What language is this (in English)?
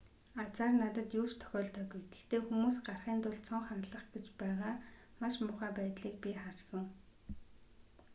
Mongolian